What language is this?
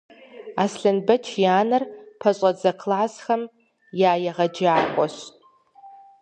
Kabardian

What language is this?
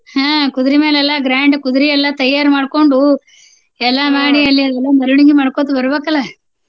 Kannada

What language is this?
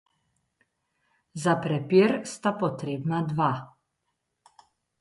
Slovenian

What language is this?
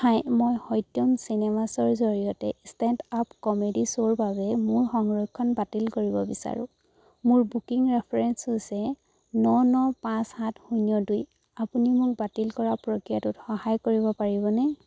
Assamese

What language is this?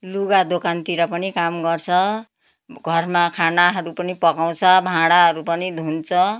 Nepali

